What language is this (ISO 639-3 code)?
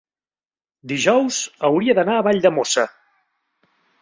cat